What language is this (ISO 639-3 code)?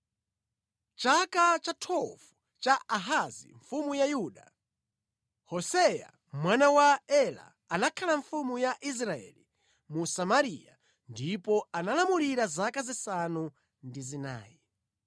nya